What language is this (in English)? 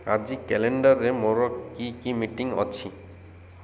Odia